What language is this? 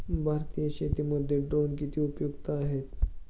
Marathi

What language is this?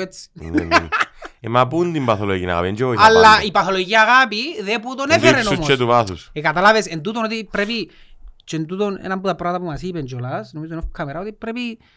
Greek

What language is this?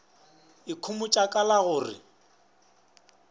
Northern Sotho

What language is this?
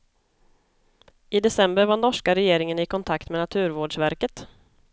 Swedish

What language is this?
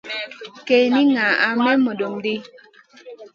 Masana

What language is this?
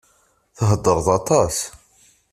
Kabyle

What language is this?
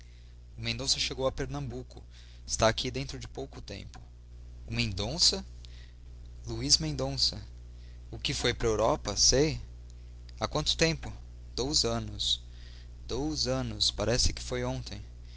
Portuguese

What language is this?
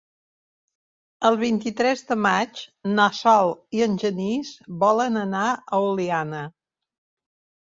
Catalan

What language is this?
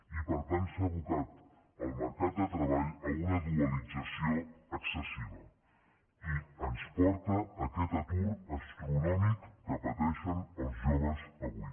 Catalan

